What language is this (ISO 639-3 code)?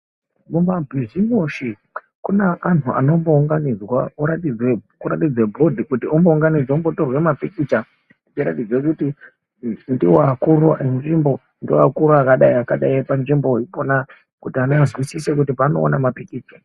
ndc